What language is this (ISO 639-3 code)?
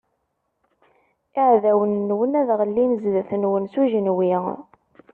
kab